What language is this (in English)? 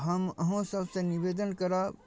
Maithili